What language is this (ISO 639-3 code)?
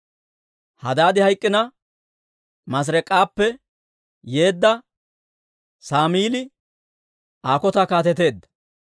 dwr